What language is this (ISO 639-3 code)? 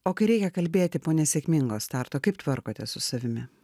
lit